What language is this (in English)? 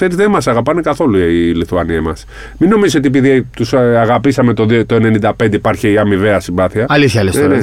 Greek